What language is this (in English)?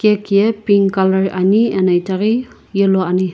Sumi Naga